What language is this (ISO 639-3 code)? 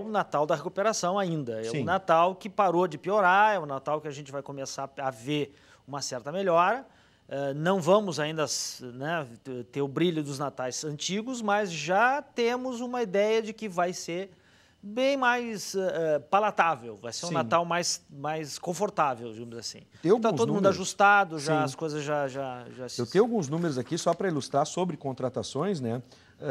por